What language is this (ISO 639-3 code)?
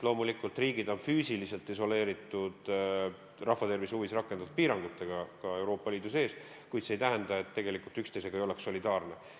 est